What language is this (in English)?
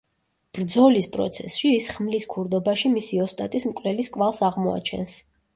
Georgian